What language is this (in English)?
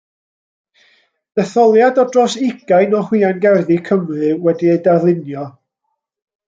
Welsh